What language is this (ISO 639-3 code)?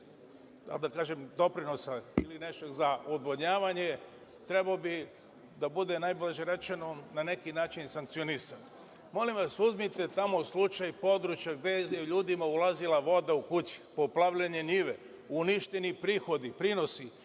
srp